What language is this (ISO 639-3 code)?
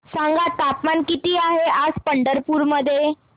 mar